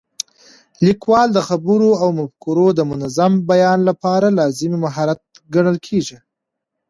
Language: Pashto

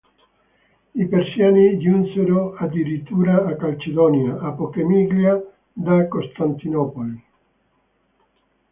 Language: Italian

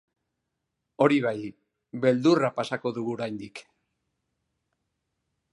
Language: Basque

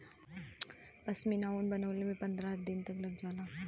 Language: Bhojpuri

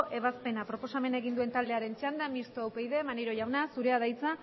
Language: Basque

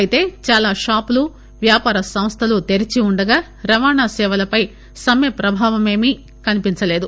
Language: Telugu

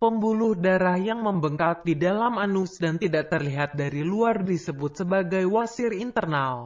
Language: Indonesian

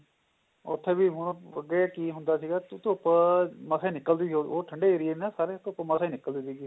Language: Punjabi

